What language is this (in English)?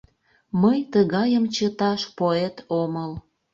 Mari